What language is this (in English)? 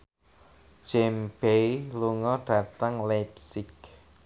Javanese